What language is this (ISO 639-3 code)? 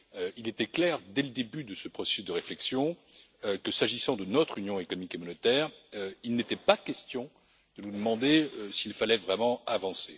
fra